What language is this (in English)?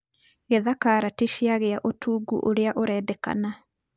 Kikuyu